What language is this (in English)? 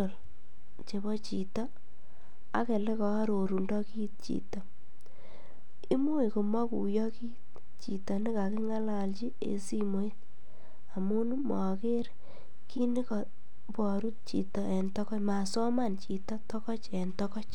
Kalenjin